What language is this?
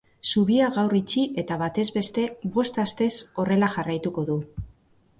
Basque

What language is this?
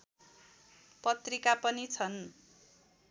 Nepali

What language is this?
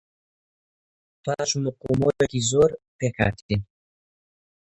Central Kurdish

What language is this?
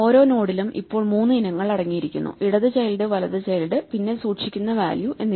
Malayalam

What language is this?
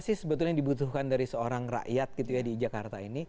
Indonesian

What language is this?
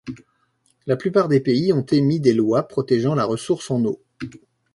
French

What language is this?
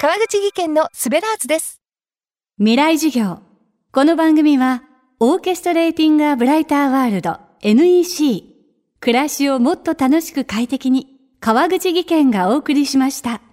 Japanese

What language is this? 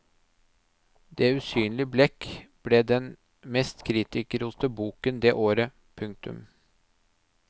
Norwegian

